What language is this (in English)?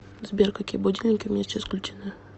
Russian